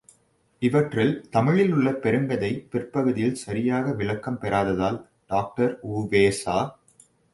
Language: Tamil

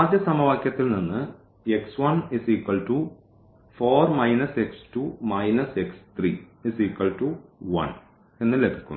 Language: Malayalam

